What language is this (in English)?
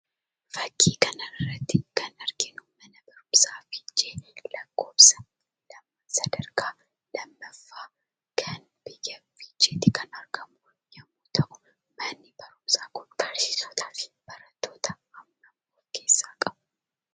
Oromo